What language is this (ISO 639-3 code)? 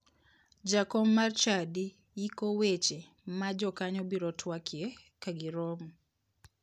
luo